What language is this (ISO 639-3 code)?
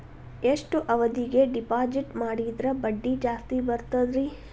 kan